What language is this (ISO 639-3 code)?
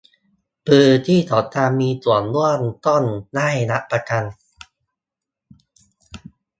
tha